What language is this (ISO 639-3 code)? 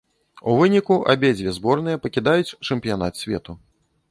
bel